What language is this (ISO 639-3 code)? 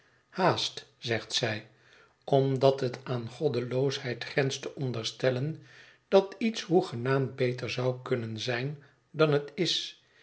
nld